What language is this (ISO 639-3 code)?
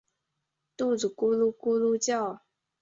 zho